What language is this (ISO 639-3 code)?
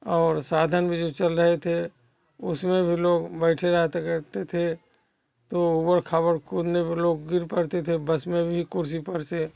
hin